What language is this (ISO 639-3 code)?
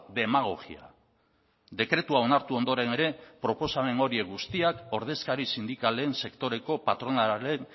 eus